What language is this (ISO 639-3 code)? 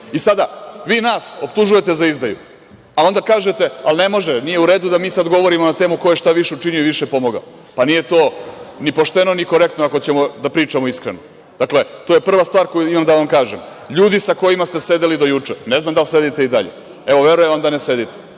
srp